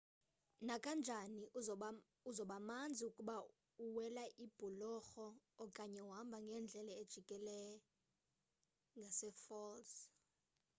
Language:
Xhosa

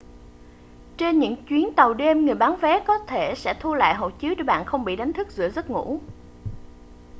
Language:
Vietnamese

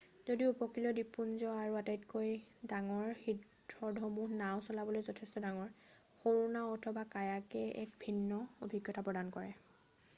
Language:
Assamese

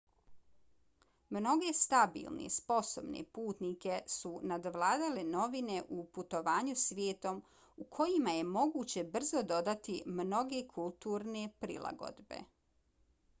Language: Bosnian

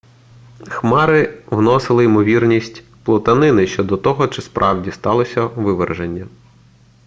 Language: Ukrainian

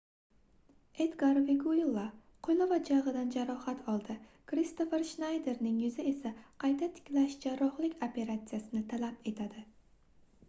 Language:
Uzbek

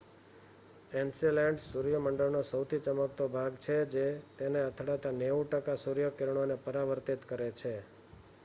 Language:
Gujarati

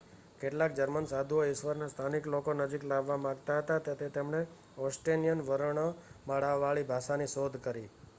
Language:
Gujarati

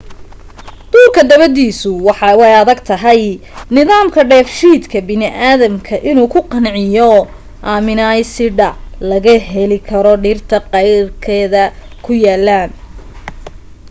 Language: Somali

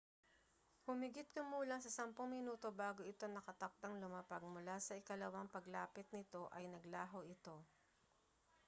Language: Filipino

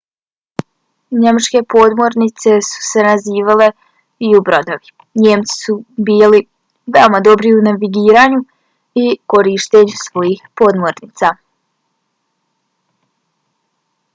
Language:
Bosnian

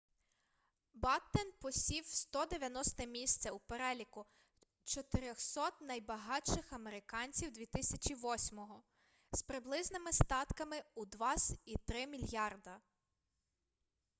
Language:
Ukrainian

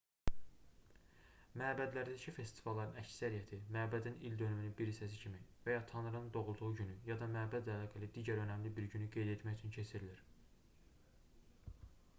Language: Azerbaijani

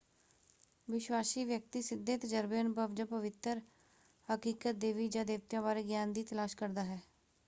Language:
Punjabi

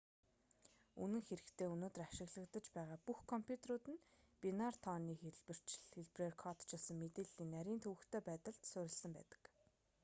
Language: Mongolian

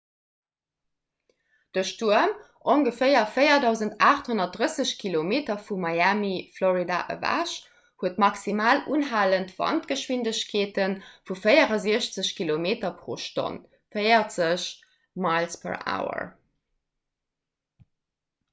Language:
Luxembourgish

